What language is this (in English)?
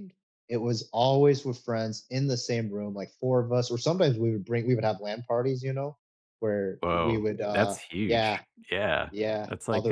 English